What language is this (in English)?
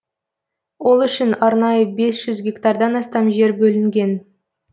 Kazakh